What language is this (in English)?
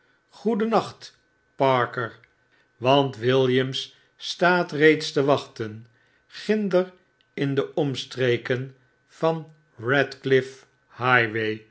Dutch